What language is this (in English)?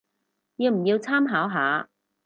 Cantonese